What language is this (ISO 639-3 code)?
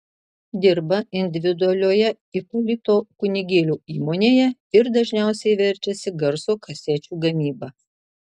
lit